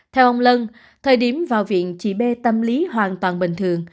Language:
Vietnamese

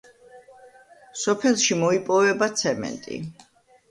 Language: Georgian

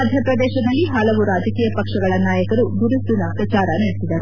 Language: Kannada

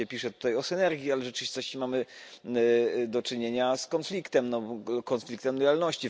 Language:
Polish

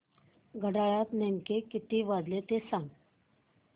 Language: Marathi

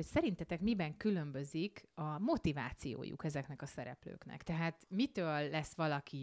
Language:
Hungarian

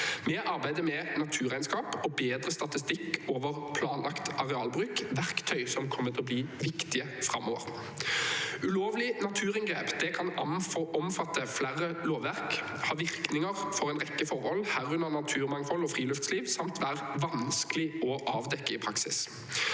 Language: Norwegian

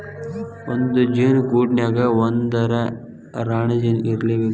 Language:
Kannada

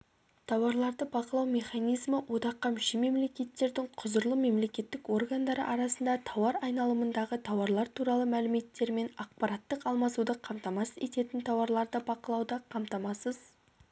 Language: Kazakh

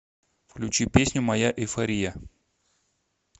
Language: Russian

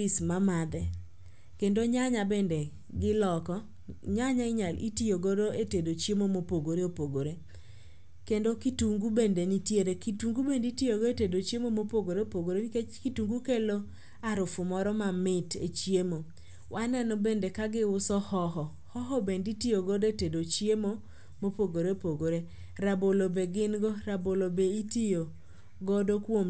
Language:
Luo (Kenya and Tanzania)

